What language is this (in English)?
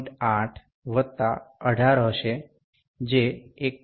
Gujarati